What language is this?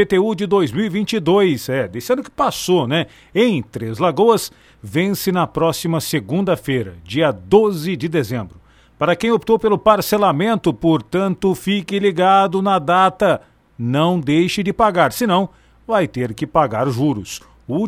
Portuguese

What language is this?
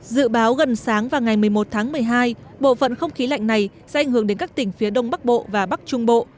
Vietnamese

